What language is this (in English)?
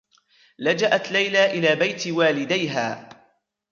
Arabic